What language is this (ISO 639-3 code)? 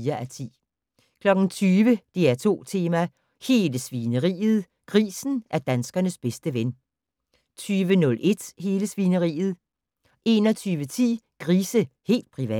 dan